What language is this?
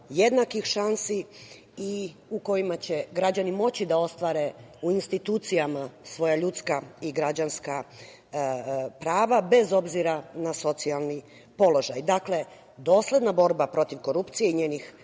Serbian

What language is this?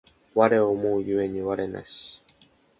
Japanese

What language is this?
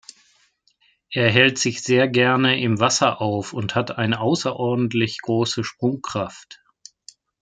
German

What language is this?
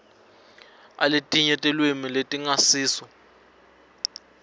Swati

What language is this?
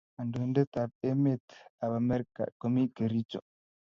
Kalenjin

